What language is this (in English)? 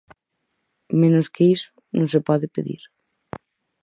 Galician